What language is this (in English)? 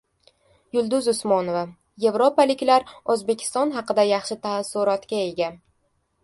Uzbek